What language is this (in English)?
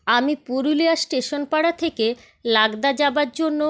Bangla